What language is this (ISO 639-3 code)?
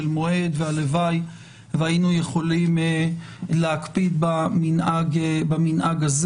heb